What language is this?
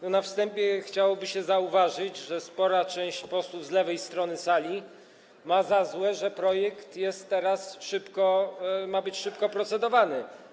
Polish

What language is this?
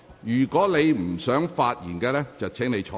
Cantonese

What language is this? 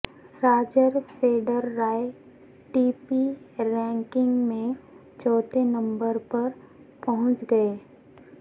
Urdu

